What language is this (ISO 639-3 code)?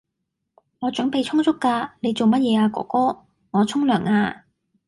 yue